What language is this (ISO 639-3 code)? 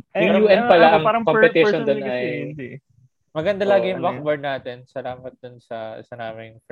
fil